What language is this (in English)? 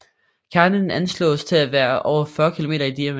Danish